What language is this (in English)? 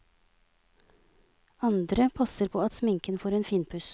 Norwegian